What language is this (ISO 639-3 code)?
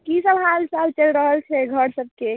mai